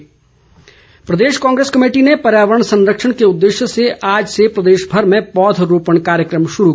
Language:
Hindi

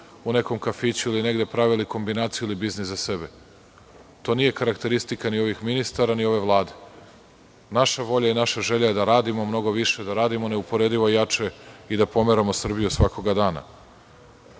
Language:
Serbian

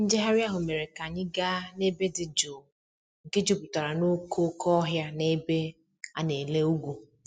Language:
Igbo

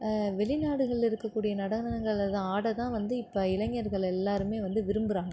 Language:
Tamil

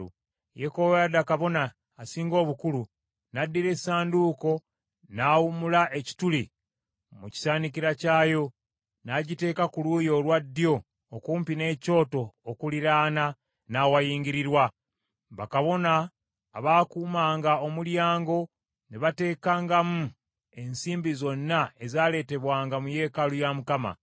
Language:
Ganda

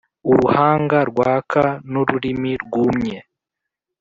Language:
Kinyarwanda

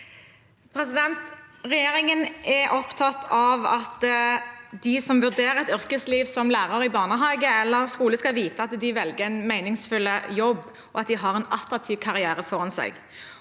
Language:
Norwegian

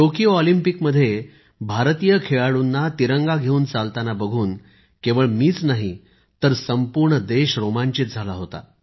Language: Marathi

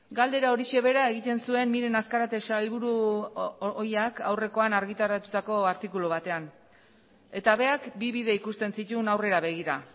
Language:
Basque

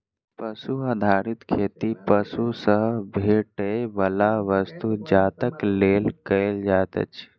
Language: Maithili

